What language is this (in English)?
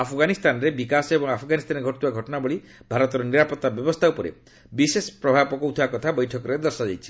Odia